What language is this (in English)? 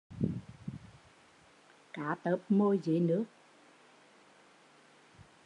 Vietnamese